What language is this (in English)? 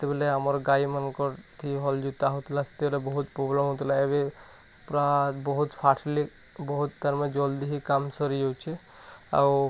Odia